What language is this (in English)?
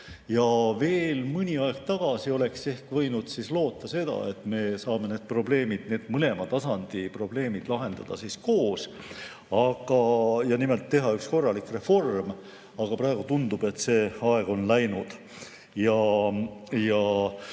Estonian